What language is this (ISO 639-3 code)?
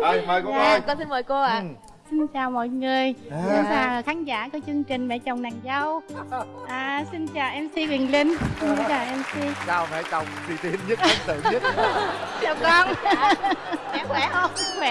vie